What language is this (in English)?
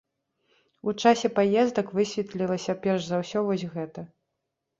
Belarusian